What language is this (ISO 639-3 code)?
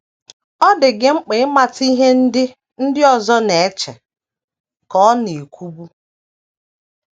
ibo